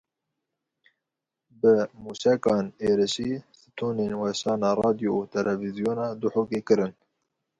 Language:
Kurdish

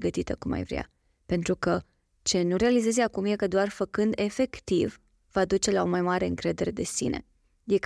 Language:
Romanian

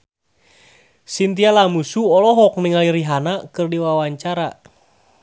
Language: Sundanese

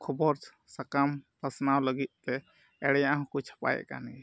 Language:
Santali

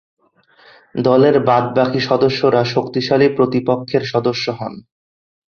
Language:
Bangla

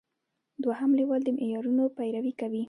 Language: Pashto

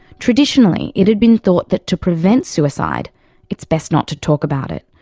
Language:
English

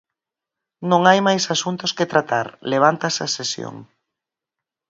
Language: Galician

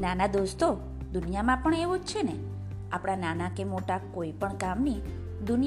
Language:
Gujarati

